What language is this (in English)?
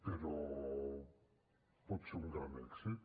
Catalan